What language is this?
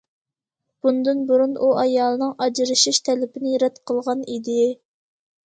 Uyghur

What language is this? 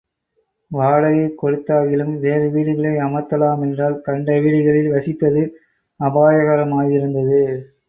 Tamil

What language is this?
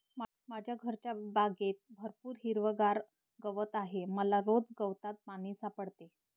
Marathi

